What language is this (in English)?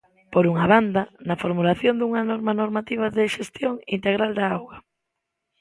Galician